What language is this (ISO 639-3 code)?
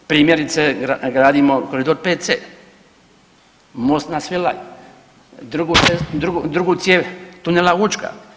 hrv